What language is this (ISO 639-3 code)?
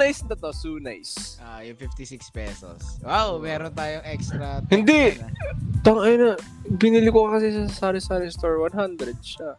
fil